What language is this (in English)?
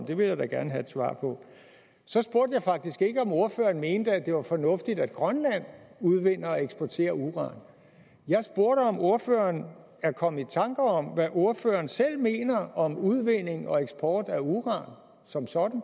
Danish